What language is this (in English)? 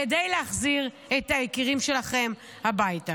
Hebrew